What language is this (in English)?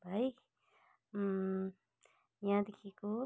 Nepali